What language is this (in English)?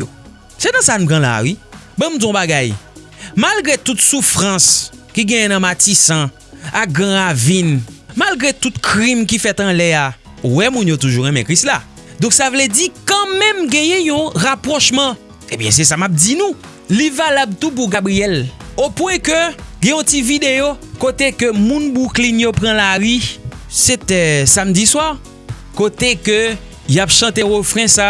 French